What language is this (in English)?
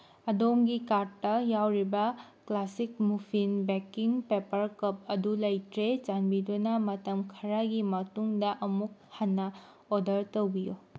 Manipuri